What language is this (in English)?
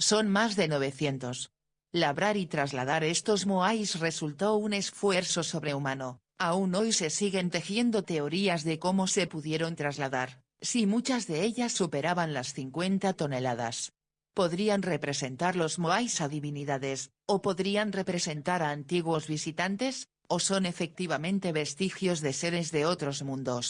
Spanish